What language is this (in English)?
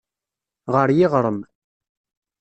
Kabyle